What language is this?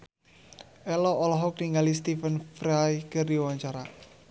Sundanese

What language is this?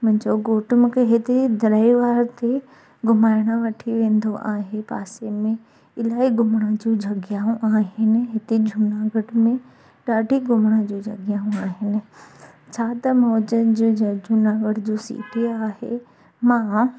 Sindhi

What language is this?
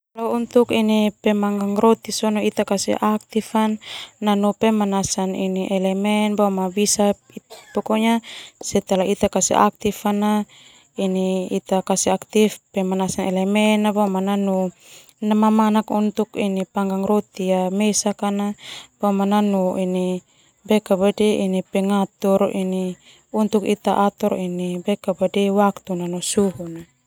Termanu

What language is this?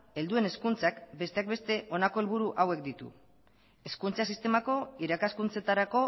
Basque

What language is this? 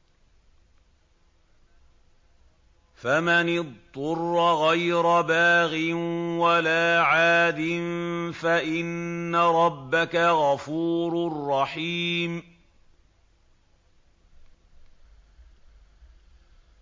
Arabic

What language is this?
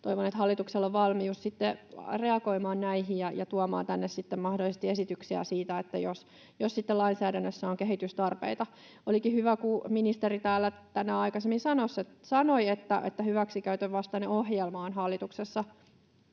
Finnish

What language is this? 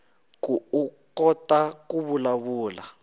Tsonga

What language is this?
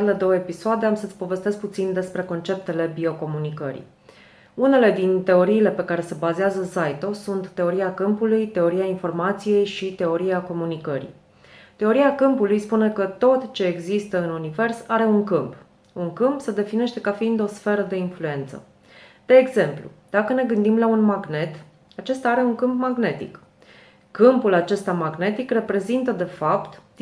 Romanian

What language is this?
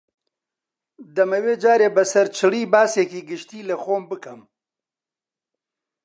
Central Kurdish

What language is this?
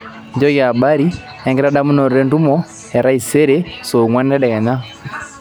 Masai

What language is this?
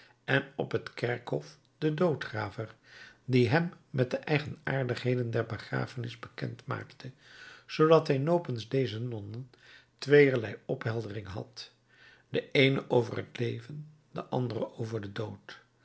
Dutch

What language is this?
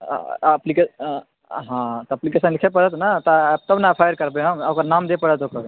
Maithili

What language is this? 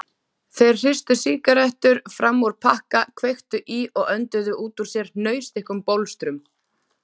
Icelandic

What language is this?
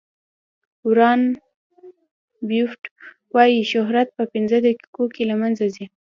Pashto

